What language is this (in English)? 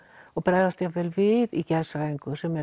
Icelandic